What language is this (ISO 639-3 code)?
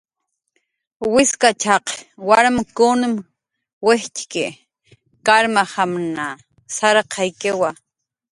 jqr